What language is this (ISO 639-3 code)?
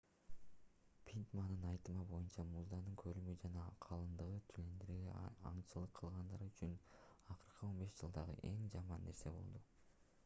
kir